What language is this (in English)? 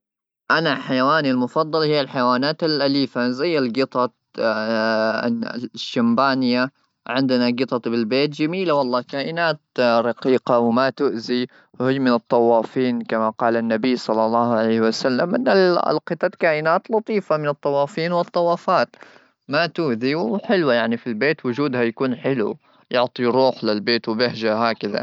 Gulf Arabic